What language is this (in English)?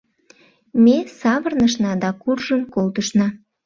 Mari